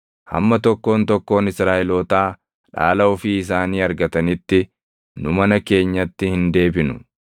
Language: Oromo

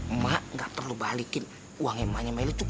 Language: Indonesian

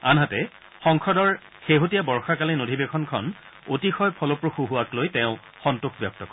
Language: Assamese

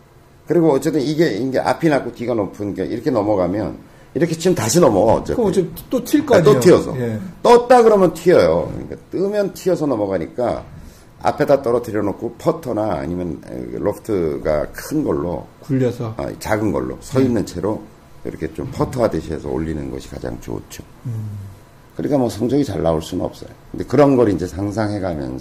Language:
Korean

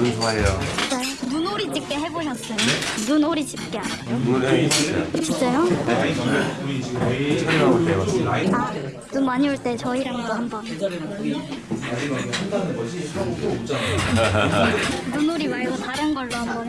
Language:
Korean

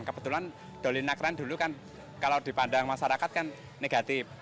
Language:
Indonesian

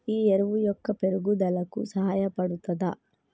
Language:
Telugu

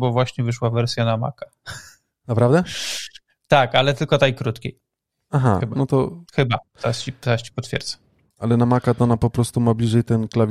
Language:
Polish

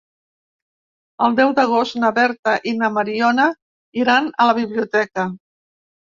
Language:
Catalan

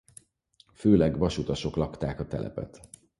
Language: Hungarian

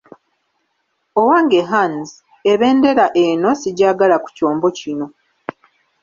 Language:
Ganda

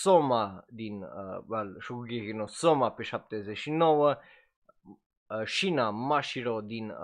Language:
Romanian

